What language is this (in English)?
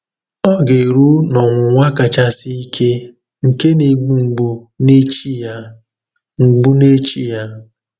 Igbo